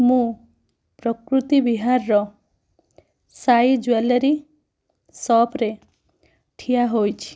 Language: Odia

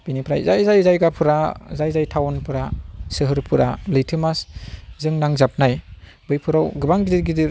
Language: Bodo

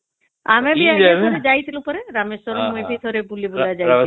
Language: Odia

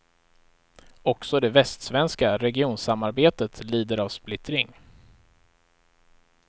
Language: Swedish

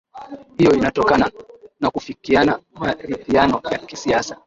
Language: Swahili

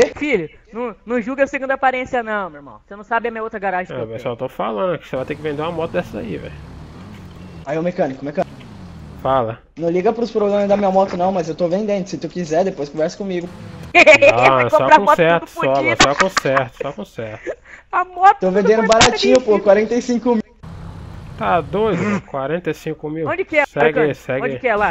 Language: Portuguese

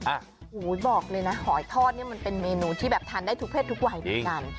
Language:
Thai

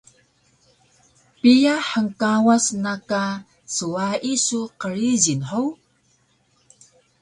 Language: Taroko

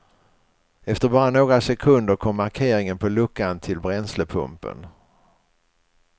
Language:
Swedish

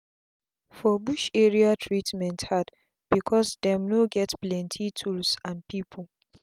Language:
Nigerian Pidgin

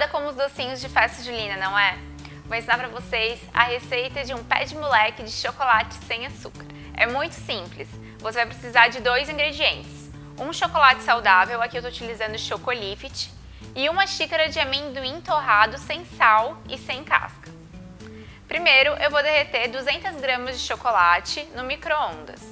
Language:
Portuguese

